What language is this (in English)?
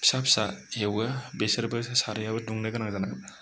Bodo